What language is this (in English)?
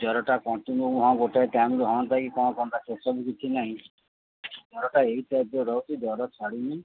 Odia